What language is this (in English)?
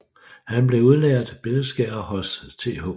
Danish